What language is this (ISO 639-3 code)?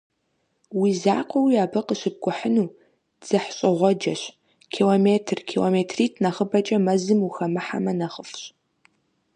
kbd